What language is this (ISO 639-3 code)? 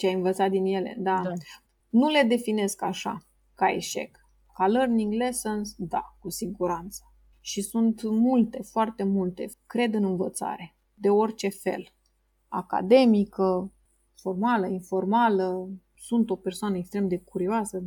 ron